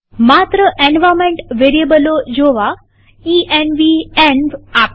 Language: Gujarati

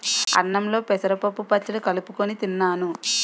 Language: Telugu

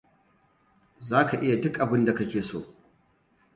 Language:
Hausa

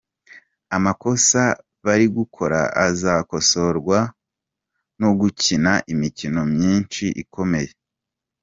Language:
Kinyarwanda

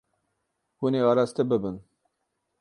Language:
Kurdish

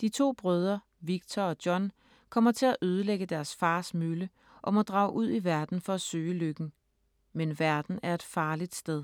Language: Danish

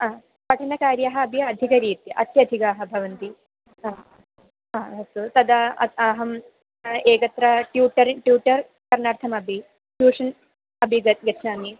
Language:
Sanskrit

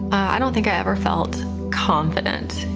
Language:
English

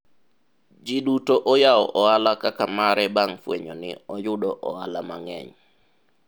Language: Luo (Kenya and Tanzania)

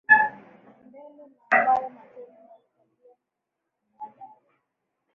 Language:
Swahili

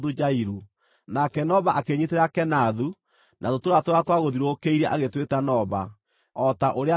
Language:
Kikuyu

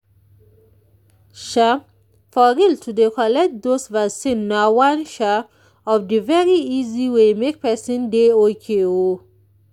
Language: Nigerian Pidgin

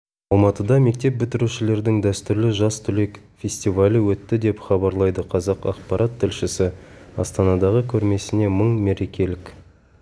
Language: Kazakh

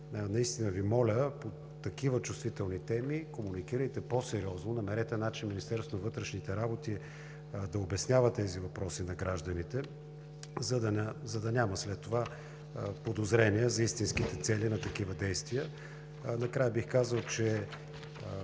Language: Bulgarian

